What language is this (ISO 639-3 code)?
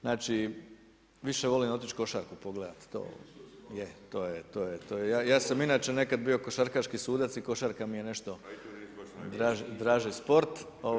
hrv